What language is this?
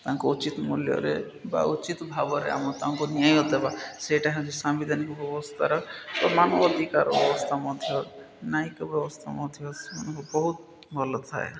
Odia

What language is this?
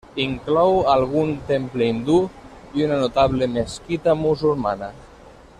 Catalan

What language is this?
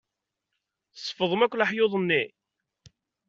Kabyle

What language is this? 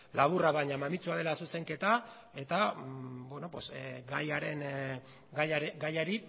Basque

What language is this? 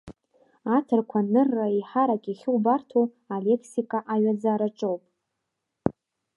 Abkhazian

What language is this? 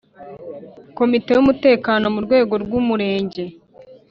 Kinyarwanda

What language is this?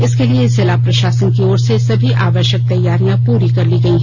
Hindi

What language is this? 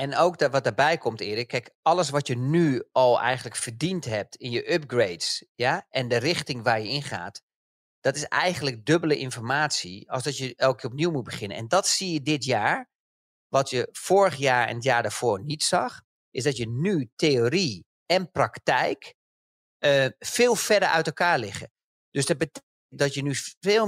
Dutch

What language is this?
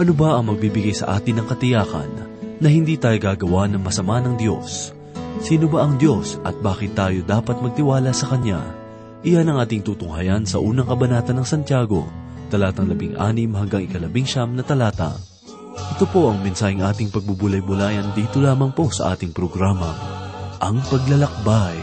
Filipino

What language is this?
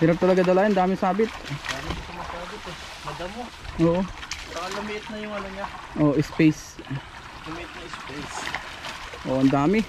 Filipino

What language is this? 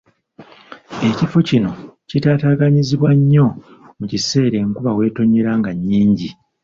Ganda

